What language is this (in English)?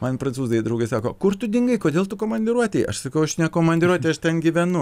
Lithuanian